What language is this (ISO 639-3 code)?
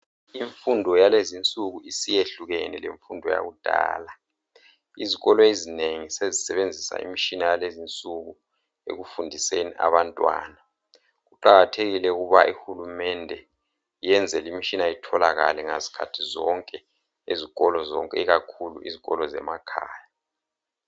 nde